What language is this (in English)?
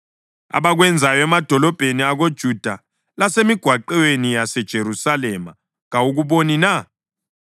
North Ndebele